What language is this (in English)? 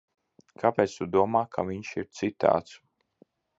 Latvian